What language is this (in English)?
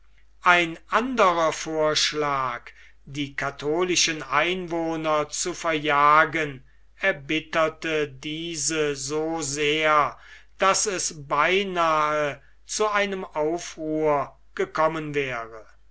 German